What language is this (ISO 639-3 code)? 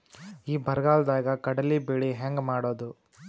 kan